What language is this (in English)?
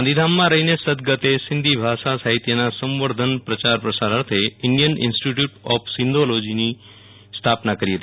Gujarati